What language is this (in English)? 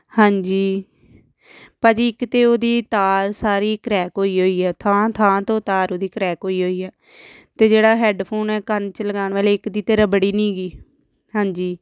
Punjabi